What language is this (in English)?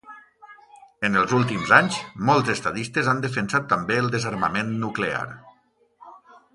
Catalan